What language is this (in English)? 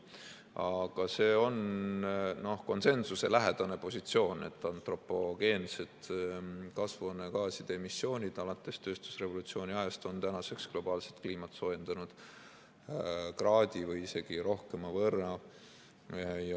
Estonian